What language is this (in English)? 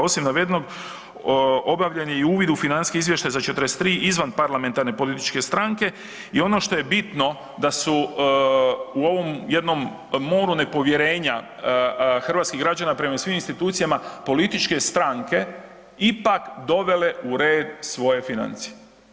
Croatian